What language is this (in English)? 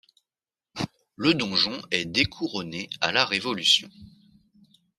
French